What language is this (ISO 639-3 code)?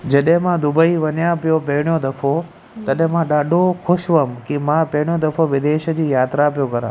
snd